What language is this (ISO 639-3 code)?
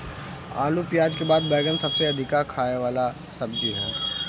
bho